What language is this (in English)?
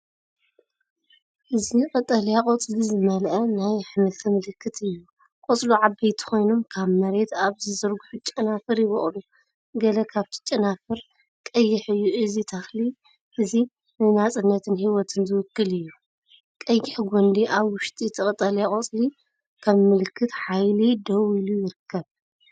Tigrinya